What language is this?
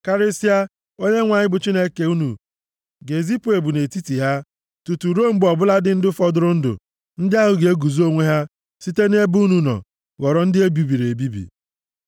Igbo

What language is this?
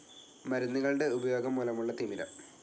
Malayalam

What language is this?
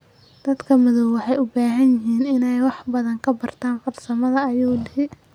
Somali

